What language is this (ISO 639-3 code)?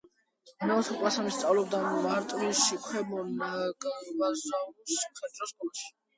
kat